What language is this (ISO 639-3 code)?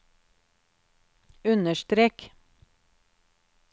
nor